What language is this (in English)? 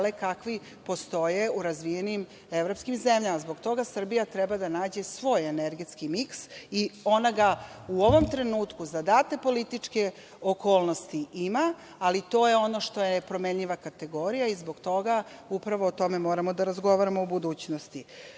Serbian